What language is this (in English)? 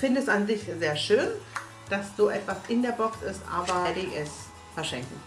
German